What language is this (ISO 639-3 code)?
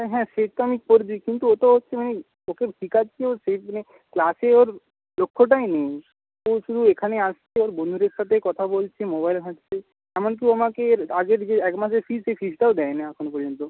ben